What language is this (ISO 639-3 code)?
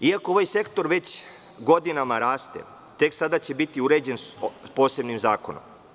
srp